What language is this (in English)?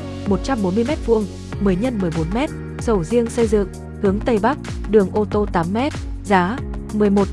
Vietnamese